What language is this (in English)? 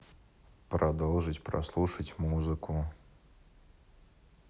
Russian